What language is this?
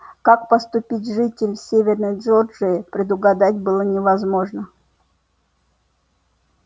Russian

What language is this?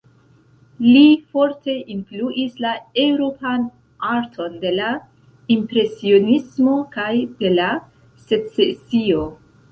Esperanto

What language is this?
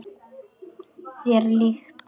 Icelandic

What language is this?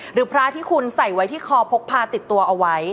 Thai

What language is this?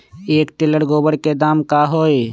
Magahi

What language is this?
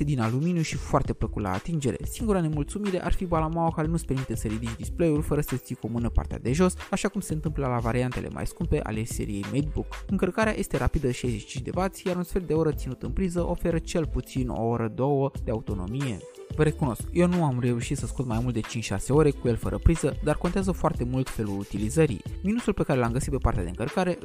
Romanian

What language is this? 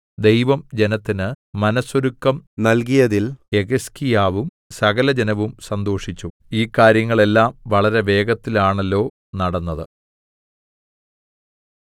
Malayalam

